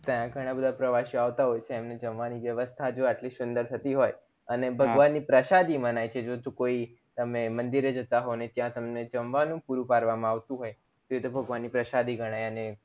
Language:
Gujarati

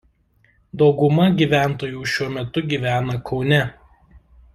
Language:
Lithuanian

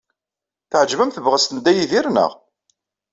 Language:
Kabyle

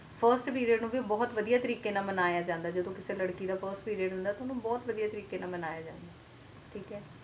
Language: Punjabi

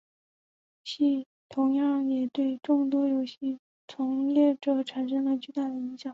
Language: Chinese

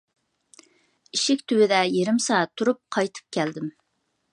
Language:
Uyghur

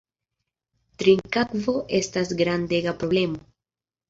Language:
Esperanto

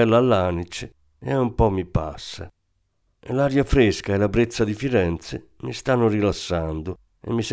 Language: Italian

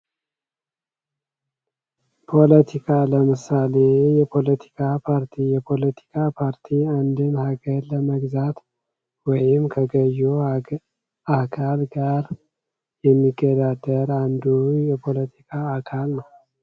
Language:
Amharic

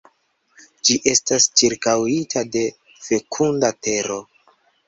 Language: Esperanto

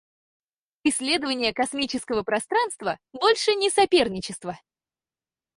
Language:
Russian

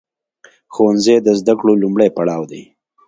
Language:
Pashto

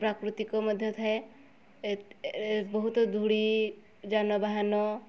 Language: Odia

